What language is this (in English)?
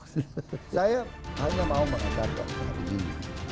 Indonesian